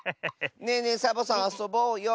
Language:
Japanese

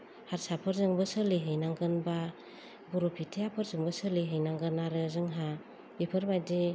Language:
Bodo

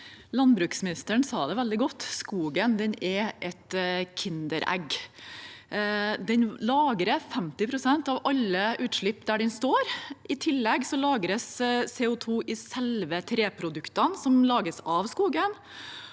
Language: Norwegian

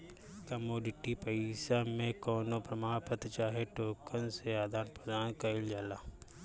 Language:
Bhojpuri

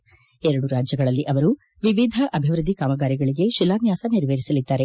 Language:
Kannada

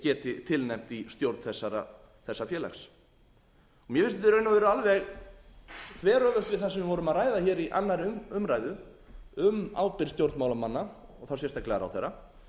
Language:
Icelandic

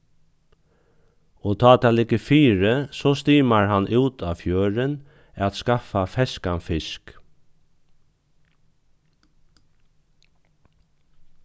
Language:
Faroese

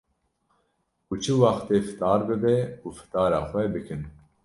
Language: Kurdish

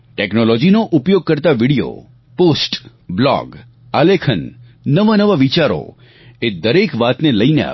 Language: Gujarati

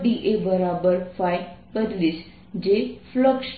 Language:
Gujarati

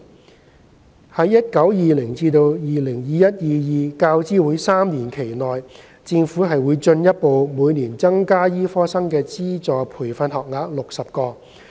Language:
Cantonese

